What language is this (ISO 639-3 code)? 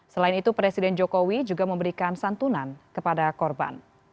ind